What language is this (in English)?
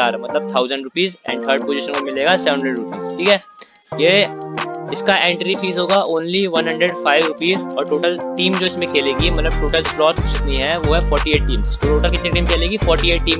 Hindi